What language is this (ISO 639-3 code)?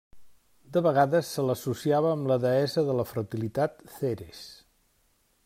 cat